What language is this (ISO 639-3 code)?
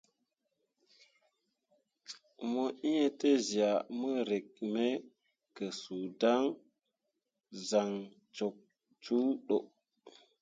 mua